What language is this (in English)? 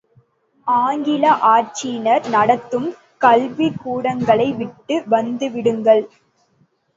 Tamil